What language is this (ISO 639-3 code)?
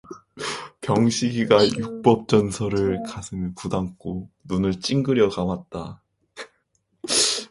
kor